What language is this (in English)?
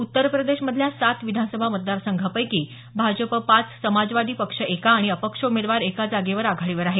Marathi